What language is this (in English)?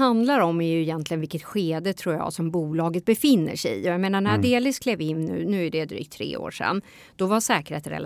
Swedish